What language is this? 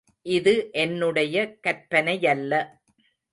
Tamil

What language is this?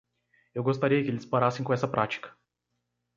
Portuguese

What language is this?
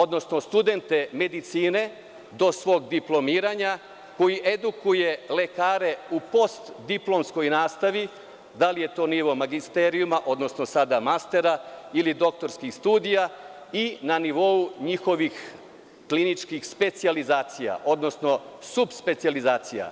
Serbian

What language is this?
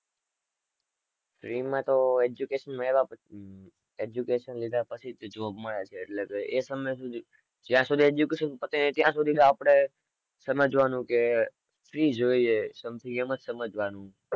Gujarati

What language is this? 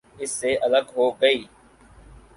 Urdu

